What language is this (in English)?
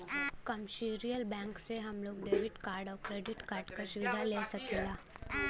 Bhojpuri